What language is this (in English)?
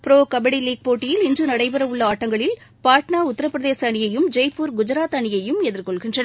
Tamil